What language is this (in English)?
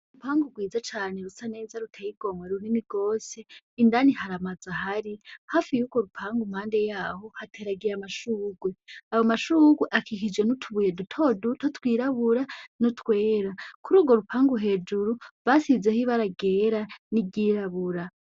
Rundi